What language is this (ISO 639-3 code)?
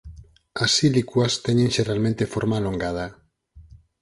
glg